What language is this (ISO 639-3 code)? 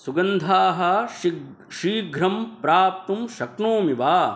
san